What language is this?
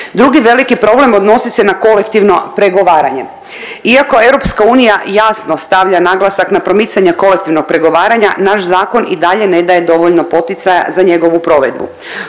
Croatian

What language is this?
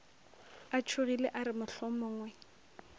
Northern Sotho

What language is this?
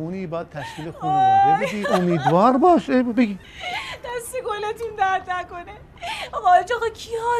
Persian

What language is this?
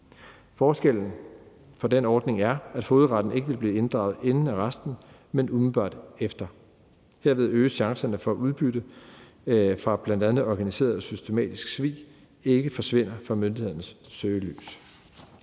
Danish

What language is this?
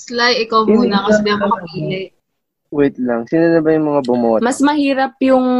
Filipino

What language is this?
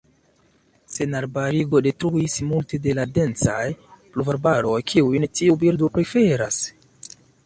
Esperanto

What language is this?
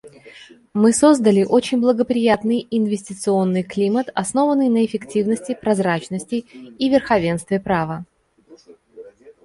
Russian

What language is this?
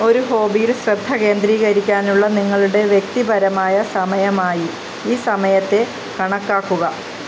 Malayalam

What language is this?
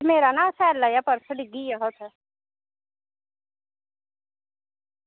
Dogri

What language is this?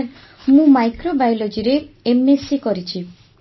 Odia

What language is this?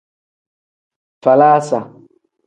Tem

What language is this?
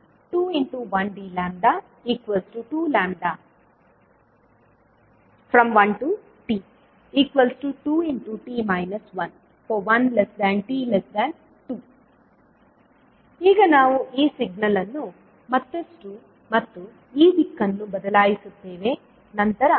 Kannada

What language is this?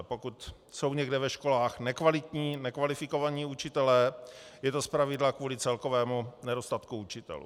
Czech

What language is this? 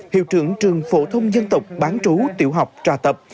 Vietnamese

